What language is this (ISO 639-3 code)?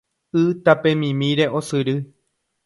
grn